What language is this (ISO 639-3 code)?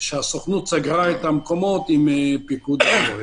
heb